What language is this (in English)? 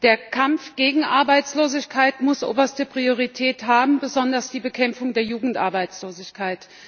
German